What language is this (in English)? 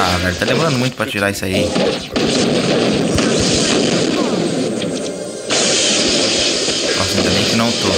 Portuguese